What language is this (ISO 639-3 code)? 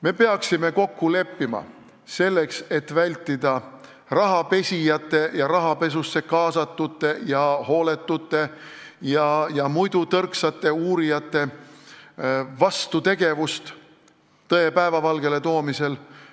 est